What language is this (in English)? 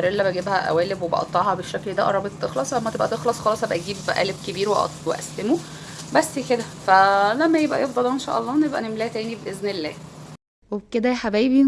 Arabic